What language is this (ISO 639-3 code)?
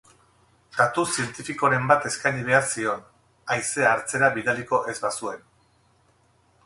eus